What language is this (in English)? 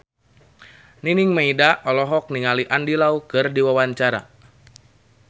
Sundanese